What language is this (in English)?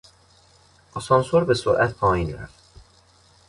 Persian